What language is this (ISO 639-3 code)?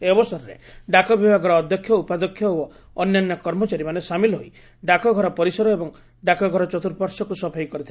ori